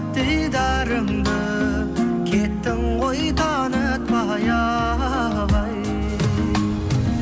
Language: Kazakh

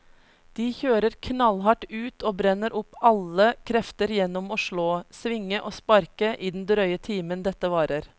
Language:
Norwegian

